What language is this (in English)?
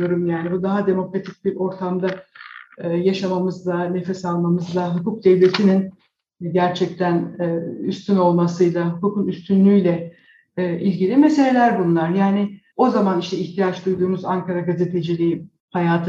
Turkish